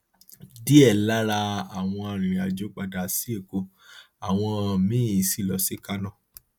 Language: Yoruba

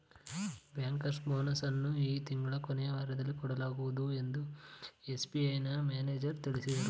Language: Kannada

